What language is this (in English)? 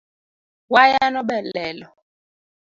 Luo (Kenya and Tanzania)